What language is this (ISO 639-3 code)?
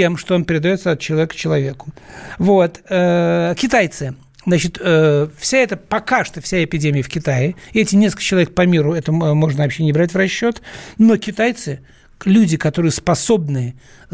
rus